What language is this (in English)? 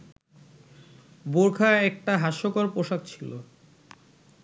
Bangla